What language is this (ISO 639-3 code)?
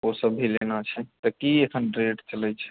mai